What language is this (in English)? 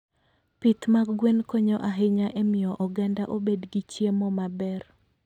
Luo (Kenya and Tanzania)